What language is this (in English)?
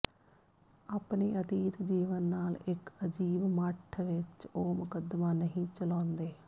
Punjabi